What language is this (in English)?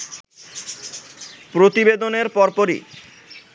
Bangla